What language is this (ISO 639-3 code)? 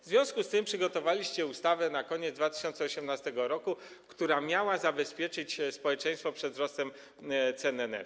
pol